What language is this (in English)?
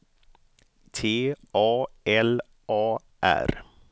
Swedish